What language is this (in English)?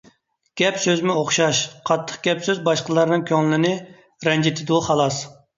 Uyghur